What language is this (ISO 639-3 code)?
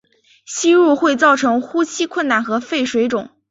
zho